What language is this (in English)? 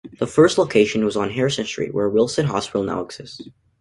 English